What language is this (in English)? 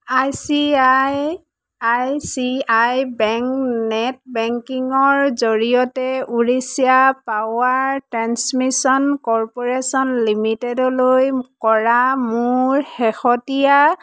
Assamese